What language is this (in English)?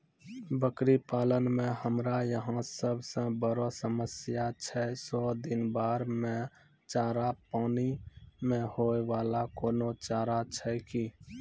Maithili